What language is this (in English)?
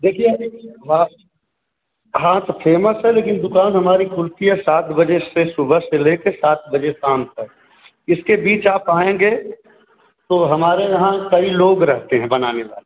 Hindi